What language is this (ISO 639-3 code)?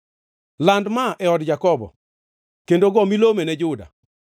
luo